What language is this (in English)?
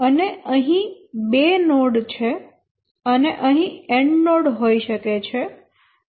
Gujarati